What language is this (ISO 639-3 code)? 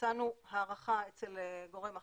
heb